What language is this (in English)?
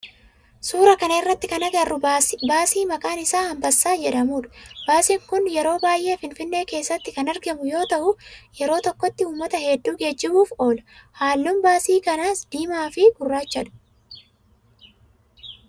Oromo